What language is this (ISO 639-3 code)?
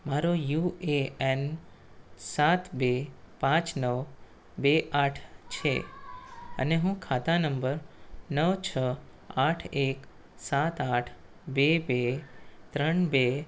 guj